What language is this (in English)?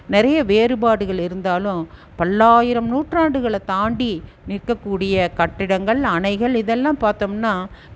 Tamil